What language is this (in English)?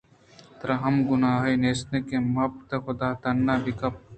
Eastern Balochi